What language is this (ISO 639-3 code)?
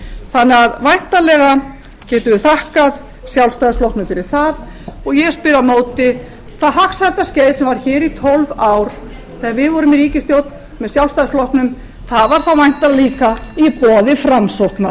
isl